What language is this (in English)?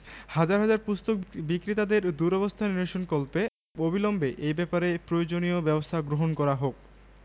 Bangla